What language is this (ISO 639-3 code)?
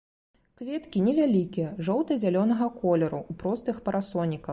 bel